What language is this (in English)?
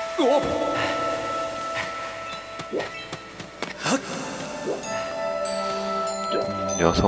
Korean